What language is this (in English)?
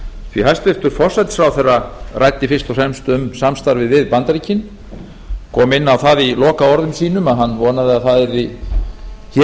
Icelandic